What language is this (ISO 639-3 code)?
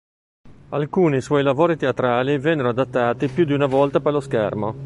ita